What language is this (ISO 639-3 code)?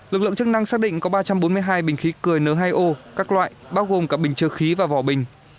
vie